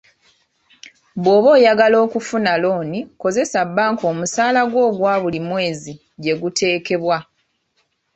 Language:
Ganda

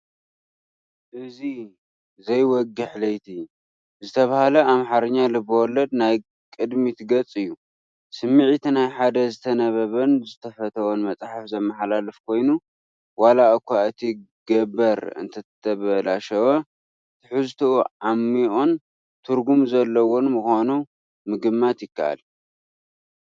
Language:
Tigrinya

